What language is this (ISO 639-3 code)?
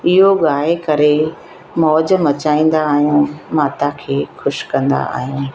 snd